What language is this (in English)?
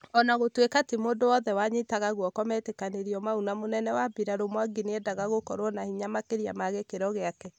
Kikuyu